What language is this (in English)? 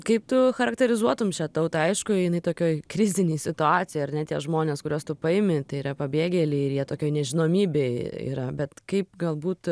Lithuanian